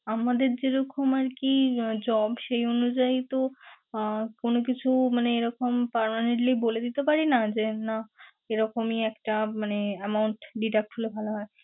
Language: Bangla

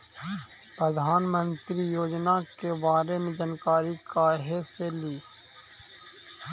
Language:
Magahi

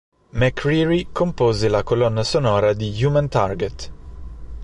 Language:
Italian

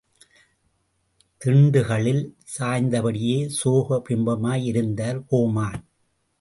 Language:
Tamil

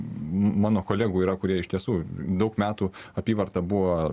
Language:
Lithuanian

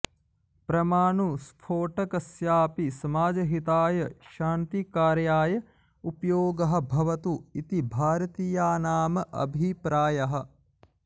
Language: Sanskrit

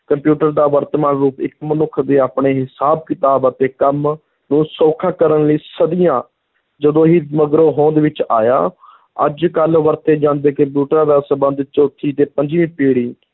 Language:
Punjabi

